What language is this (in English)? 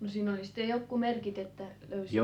Finnish